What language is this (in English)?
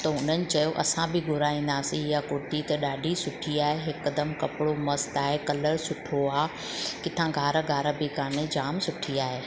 Sindhi